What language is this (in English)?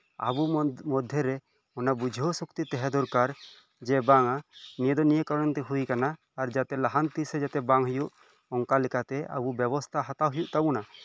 Santali